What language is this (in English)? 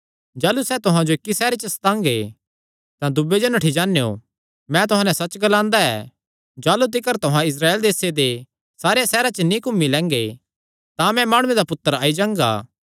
Kangri